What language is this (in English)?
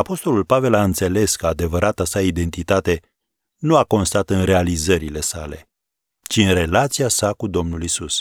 Romanian